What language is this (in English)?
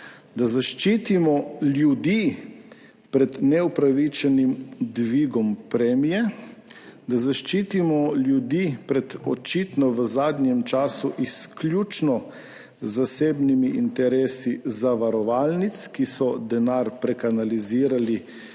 Slovenian